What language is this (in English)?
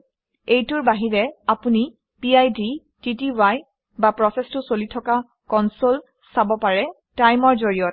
Assamese